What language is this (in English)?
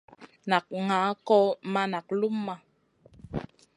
Masana